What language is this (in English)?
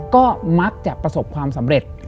Thai